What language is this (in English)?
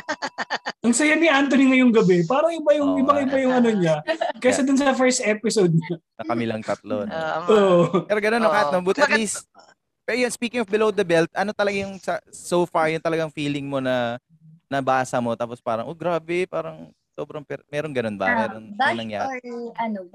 Filipino